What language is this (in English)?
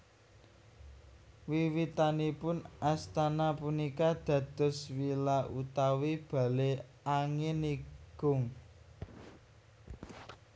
Javanese